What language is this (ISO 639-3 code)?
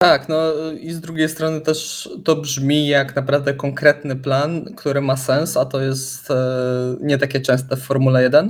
pol